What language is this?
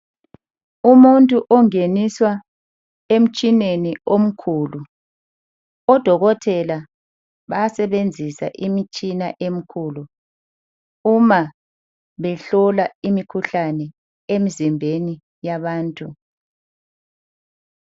North Ndebele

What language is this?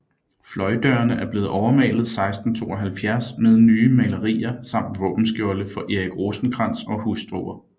Danish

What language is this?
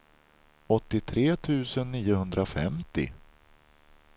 Swedish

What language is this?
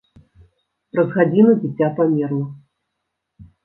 Belarusian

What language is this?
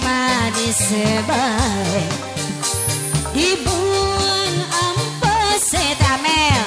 Indonesian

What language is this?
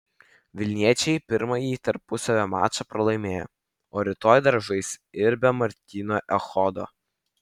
Lithuanian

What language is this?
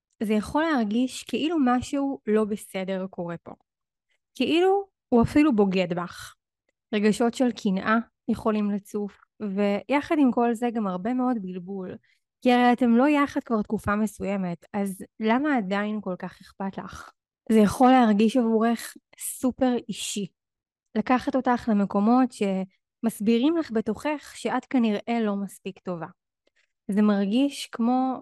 Hebrew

